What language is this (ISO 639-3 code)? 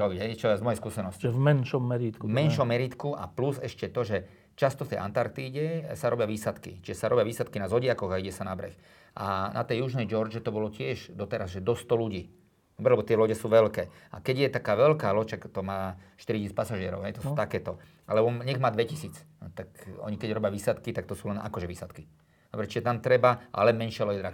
slk